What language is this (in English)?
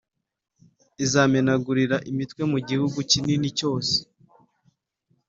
Kinyarwanda